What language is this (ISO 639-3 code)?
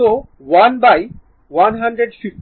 ben